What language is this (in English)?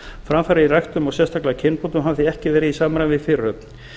Icelandic